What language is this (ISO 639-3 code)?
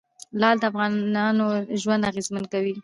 pus